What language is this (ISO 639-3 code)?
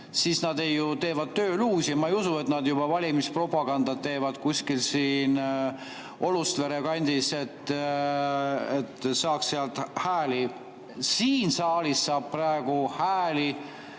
est